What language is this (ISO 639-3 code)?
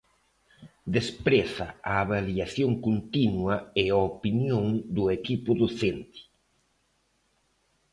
glg